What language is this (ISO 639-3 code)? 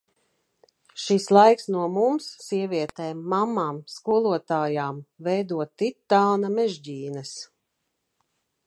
lav